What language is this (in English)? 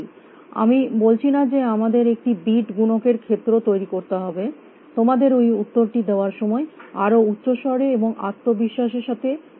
Bangla